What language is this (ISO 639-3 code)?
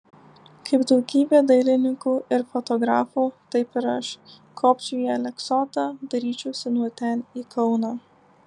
lit